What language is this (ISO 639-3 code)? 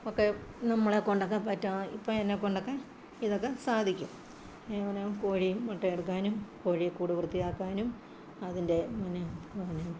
mal